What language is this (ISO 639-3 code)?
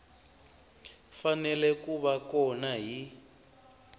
tso